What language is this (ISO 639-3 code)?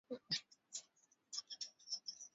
swa